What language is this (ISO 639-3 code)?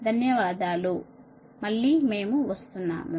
tel